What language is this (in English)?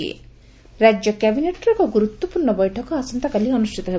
Odia